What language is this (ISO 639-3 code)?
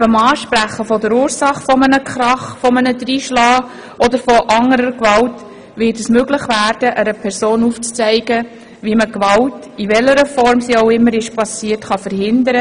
gsw